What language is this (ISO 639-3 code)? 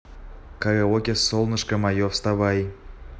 rus